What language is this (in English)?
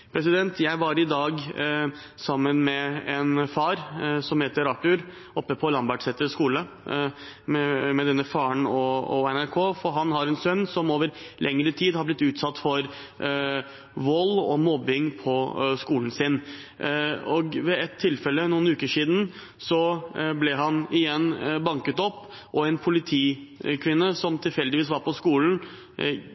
Norwegian Bokmål